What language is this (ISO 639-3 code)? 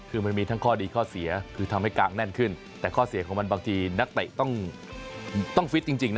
tha